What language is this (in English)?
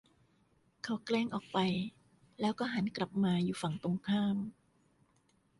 Thai